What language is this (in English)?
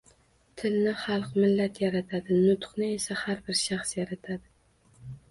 Uzbek